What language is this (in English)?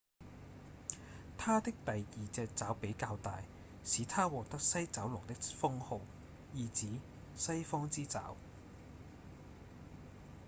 Cantonese